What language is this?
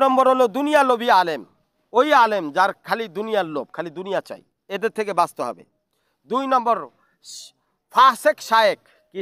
Arabic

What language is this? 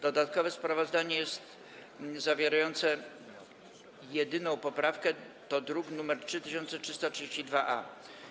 Polish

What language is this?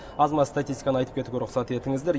Kazakh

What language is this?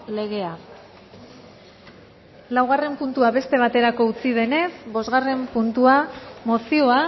Basque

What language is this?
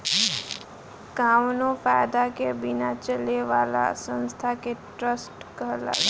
Bhojpuri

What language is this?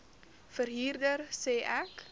Afrikaans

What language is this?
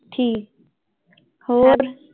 Punjabi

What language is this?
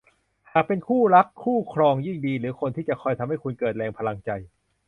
Thai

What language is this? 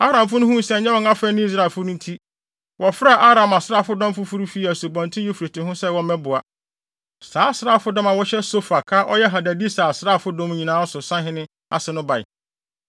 Akan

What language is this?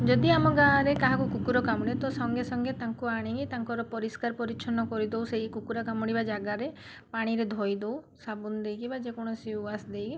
Odia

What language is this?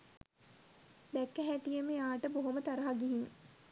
Sinhala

